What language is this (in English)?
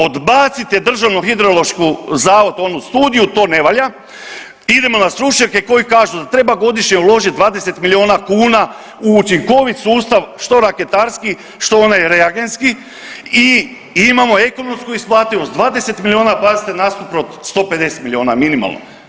Croatian